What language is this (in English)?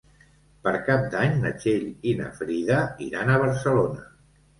Catalan